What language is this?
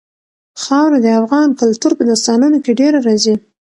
Pashto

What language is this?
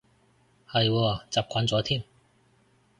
Cantonese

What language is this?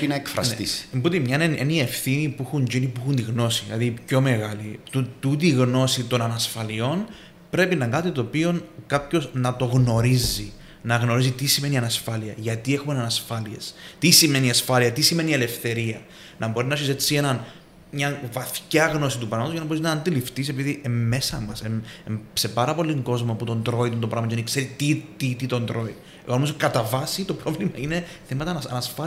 Greek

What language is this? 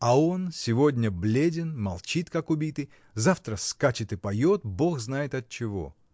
Russian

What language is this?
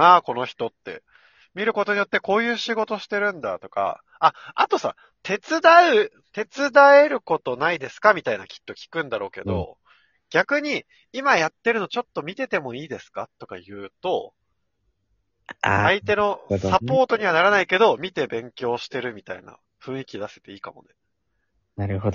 Japanese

